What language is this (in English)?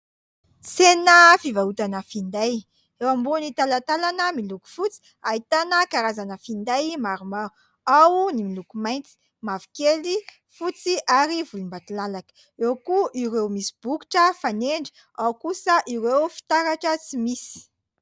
Malagasy